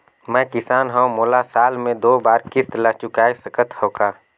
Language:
Chhattisgarhi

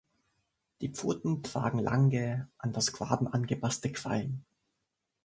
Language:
German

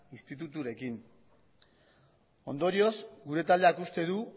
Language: Basque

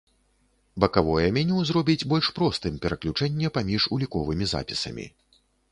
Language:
Belarusian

